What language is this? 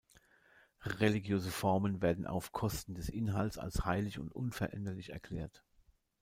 German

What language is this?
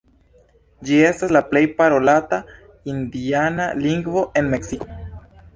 Esperanto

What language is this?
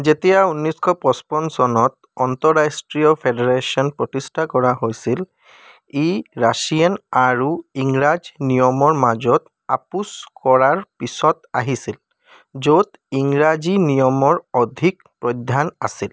Assamese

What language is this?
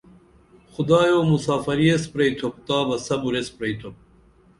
Dameli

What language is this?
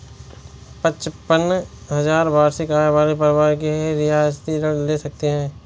Hindi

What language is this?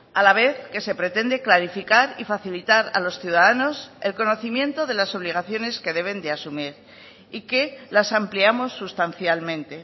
Spanish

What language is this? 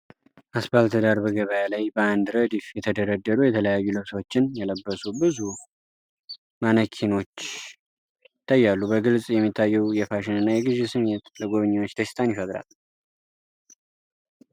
Amharic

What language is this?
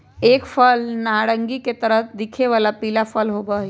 Magahi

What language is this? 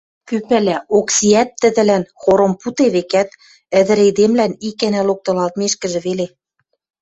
Western Mari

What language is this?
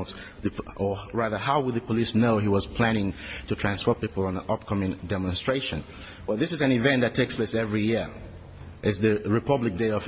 English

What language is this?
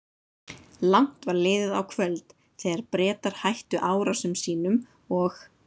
Icelandic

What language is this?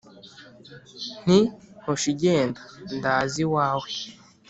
Kinyarwanda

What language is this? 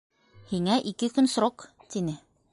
Bashkir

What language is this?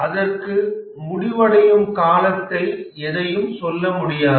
Tamil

